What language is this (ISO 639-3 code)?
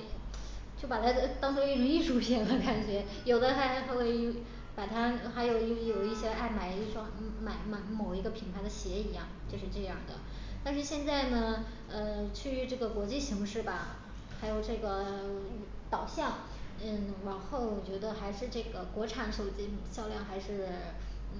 zho